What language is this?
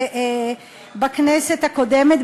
Hebrew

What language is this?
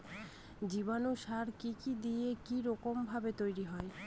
Bangla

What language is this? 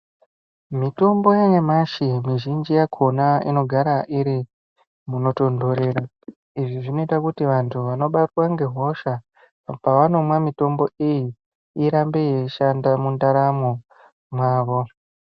Ndau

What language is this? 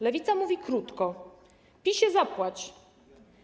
Polish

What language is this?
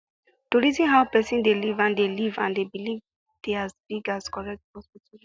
Nigerian Pidgin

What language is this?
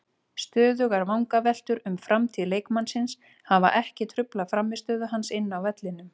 Icelandic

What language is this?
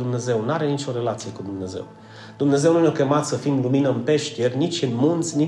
Romanian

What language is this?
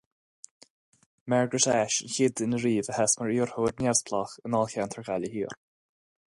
Irish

